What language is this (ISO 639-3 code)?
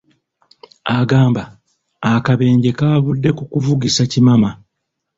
lug